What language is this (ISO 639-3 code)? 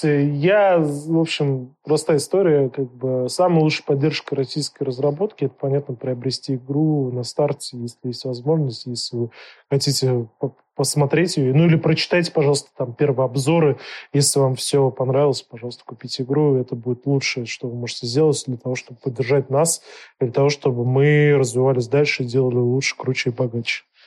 rus